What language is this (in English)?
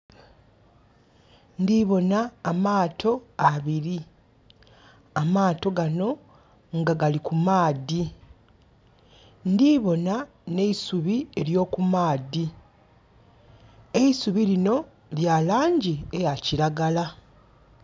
Soga